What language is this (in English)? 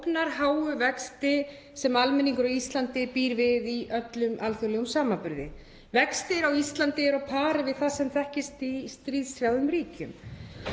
Icelandic